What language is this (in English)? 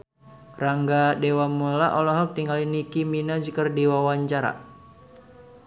Sundanese